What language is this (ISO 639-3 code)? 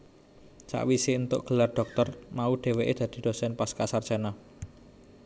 jav